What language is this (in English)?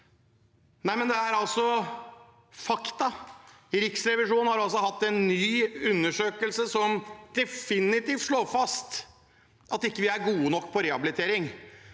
Norwegian